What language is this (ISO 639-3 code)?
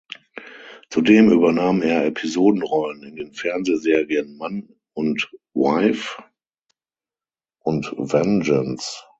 deu